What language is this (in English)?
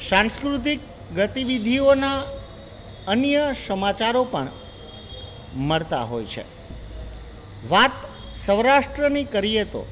Gujarati